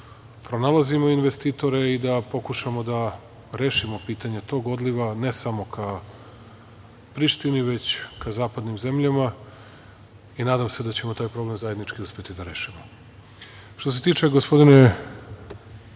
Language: Serbian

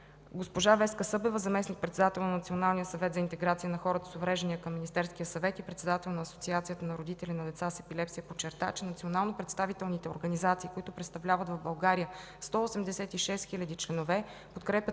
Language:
Bulgarian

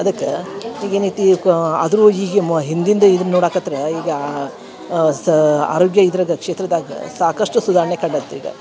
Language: Kannada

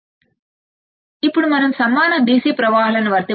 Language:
Telugu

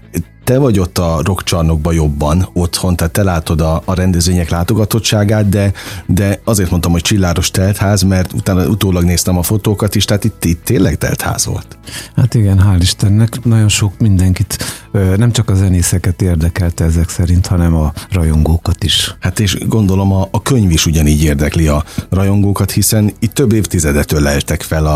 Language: Hungarian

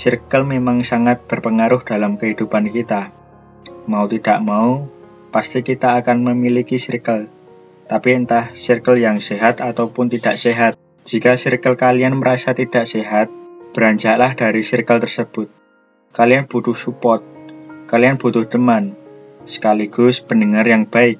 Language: Indonesian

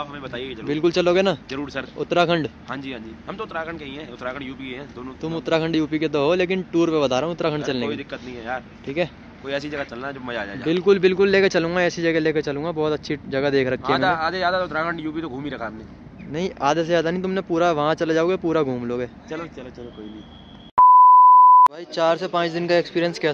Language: Hindi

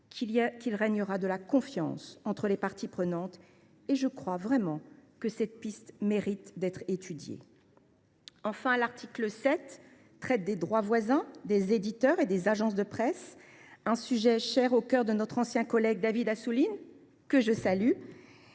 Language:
French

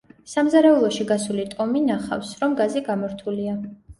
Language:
Georgian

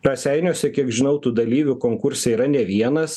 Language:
Lithuanian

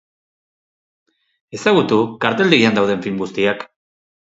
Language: Basque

